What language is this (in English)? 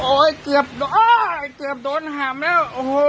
Thai